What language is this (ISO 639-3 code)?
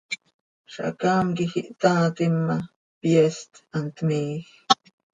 sei